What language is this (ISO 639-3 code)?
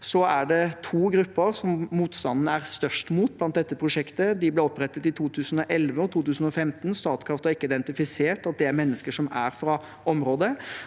nor